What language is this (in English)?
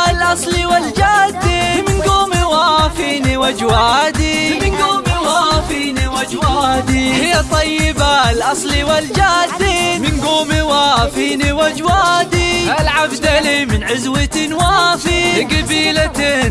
Arabic